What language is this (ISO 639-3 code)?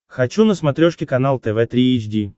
rus